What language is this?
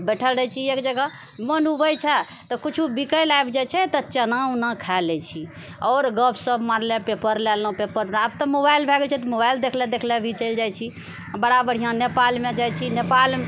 Maithili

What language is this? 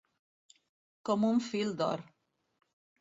Catalan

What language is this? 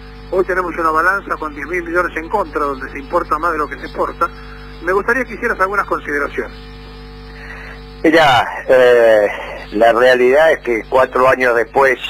Spanish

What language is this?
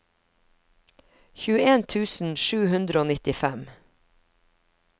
Norwegian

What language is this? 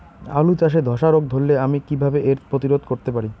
Bangla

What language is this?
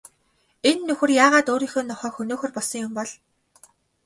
Mongolian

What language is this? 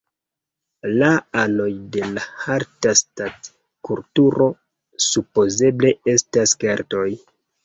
Esperanto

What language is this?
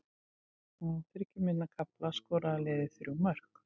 Icelandic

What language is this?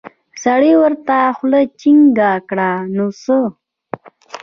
Pashto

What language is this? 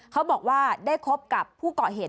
Thai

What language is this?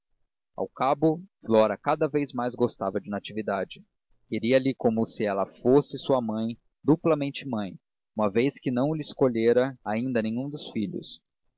Portuguese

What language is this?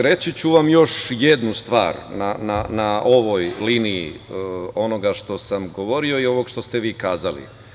Serbian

